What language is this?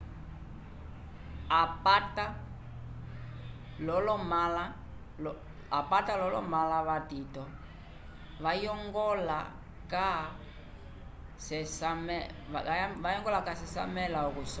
Umbundu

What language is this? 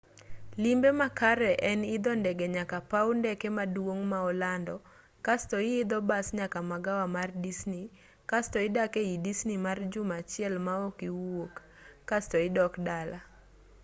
Luo (Kenya and Tanzania)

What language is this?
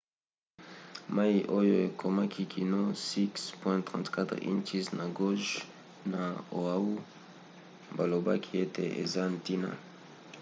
Lingala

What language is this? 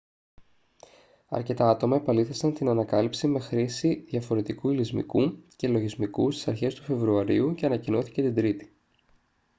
Greek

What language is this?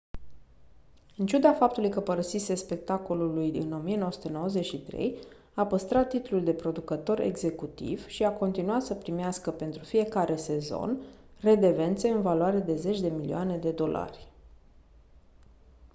Romanian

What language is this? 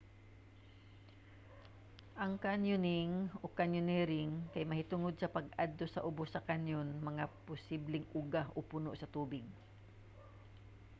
Cebuano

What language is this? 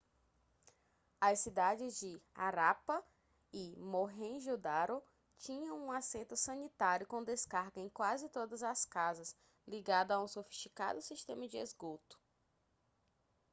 Portuguese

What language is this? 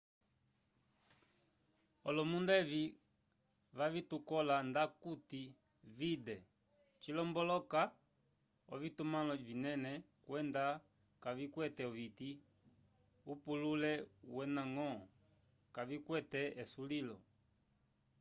Umbundu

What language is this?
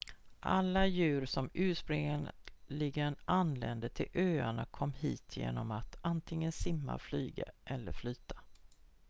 Swedish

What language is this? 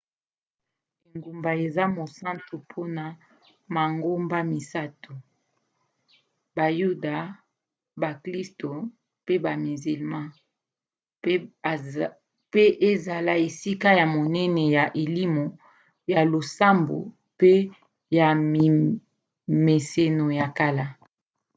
Lingala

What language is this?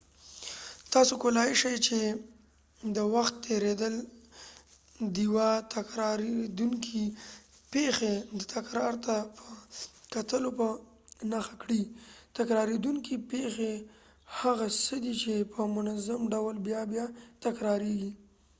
Pashto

